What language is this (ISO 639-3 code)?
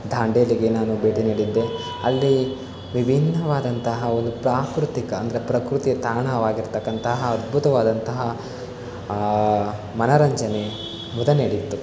kan